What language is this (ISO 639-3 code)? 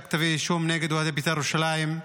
heb